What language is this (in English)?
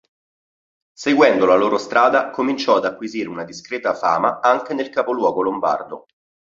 Italian